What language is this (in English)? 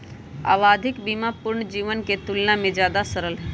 Magahi